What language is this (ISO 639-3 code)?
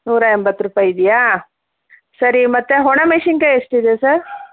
kan